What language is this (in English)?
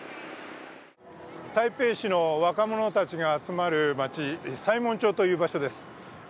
Japanese